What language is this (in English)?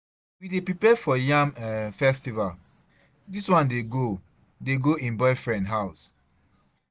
Nigerian Pidgin